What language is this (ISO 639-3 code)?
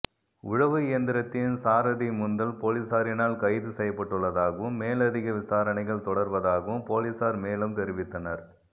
tam